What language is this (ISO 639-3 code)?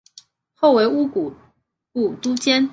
zho